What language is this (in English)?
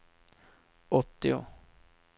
Swedish